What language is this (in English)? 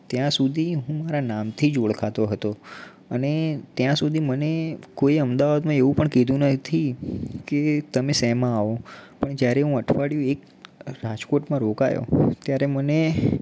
Gujarati